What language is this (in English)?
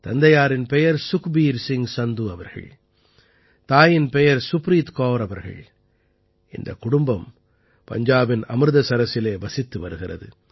Tamil